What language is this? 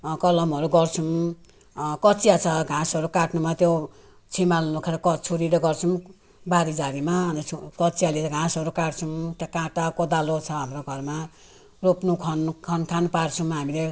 Nepali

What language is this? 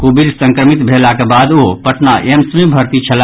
Maithili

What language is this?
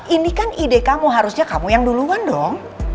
Indonesian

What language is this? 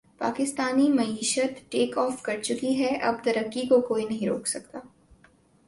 Urdu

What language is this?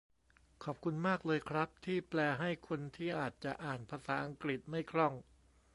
Thai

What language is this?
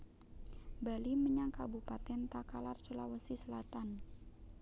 Javanese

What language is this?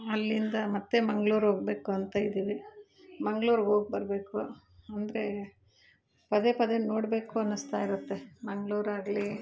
Kannada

